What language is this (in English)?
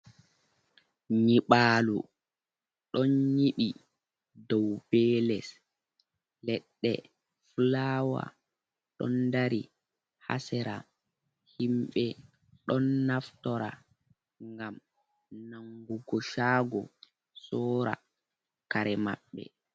Fula